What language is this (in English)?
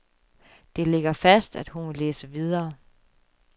Danish